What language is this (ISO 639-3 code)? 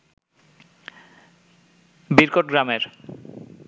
ben